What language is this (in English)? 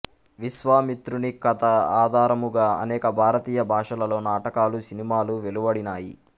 Telugu